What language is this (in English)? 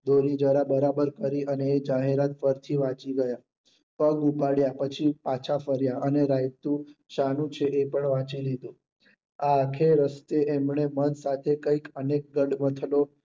Gujarati